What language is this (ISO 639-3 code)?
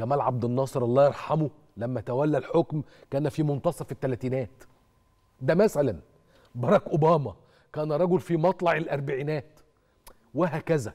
ara